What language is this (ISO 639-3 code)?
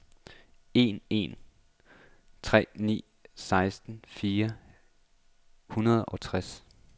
dan